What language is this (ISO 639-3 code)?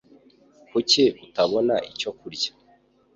kin